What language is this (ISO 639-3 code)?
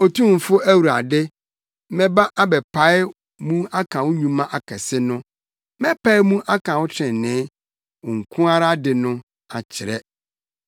aka